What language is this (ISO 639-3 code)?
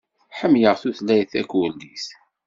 kab